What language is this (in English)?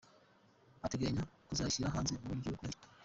Kinyarwanda